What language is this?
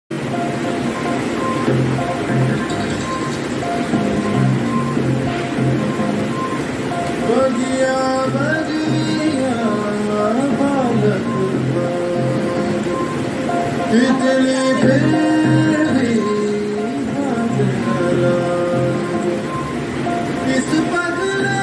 Arabic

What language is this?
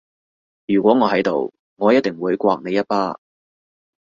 Cantonese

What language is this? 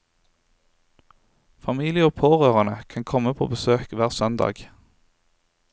Norwegian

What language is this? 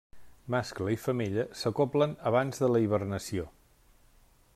Catalan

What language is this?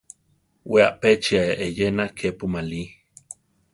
Central Tarahumara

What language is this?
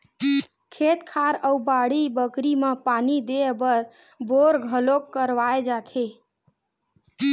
Chhattisgarhi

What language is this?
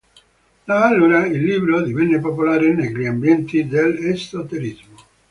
Italian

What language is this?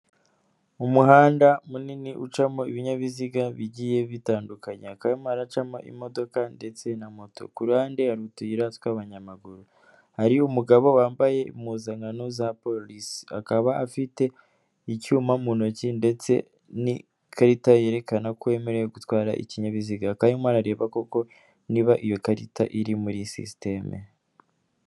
Kinyarwanda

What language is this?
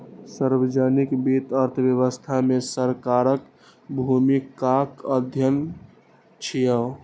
Maithili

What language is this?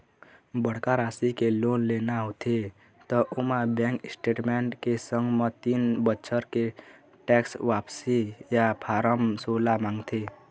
Chhattisgarhi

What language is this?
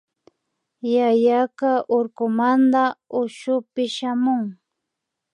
Imbabura Highland Quichua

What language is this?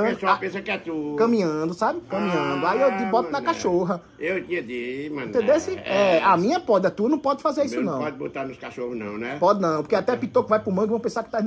Portuguese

